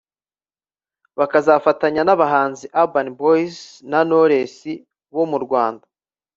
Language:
Kinyarwanda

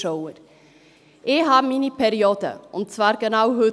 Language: Swiss German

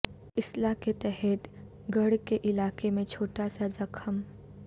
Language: Urdu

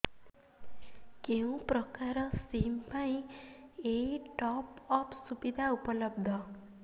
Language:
Odia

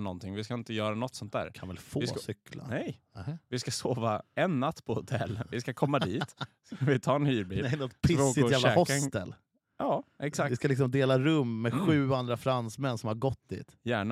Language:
Swedish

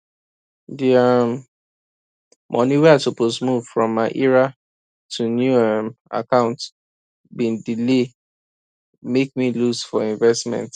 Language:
Nigerian Pidgin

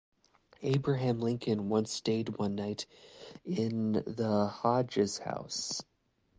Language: English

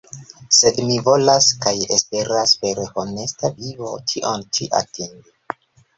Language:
Esperanto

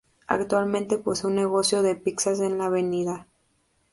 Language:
Spanish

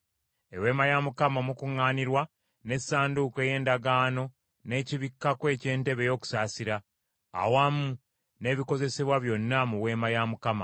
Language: Ganda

